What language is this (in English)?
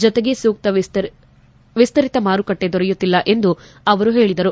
Kannada